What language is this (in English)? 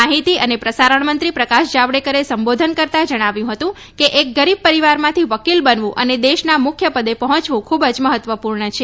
Gujarati